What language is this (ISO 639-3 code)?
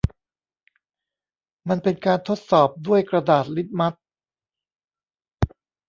tha